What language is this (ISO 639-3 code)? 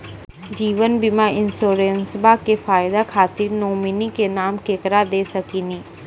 mai